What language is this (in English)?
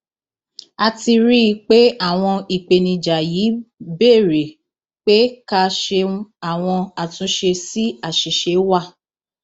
Yoruba